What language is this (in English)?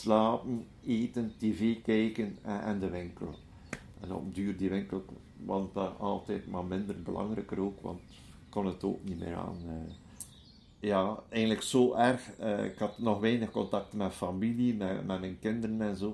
Dutch